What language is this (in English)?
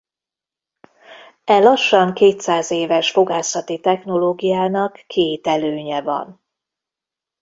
Hungarian